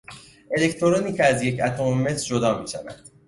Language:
Persian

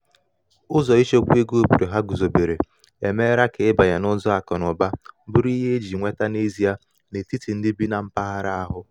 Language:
Igbo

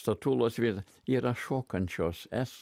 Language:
Lithuanian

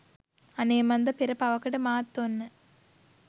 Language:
Sinhala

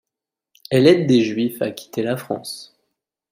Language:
French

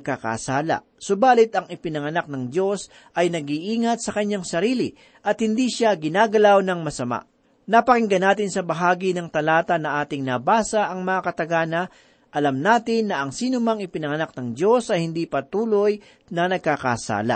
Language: Filipino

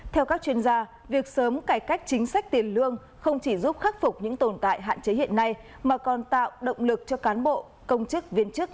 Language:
Vietnamese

